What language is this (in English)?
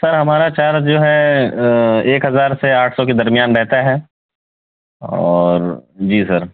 Urdu